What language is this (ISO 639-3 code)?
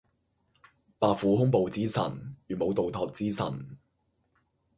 yue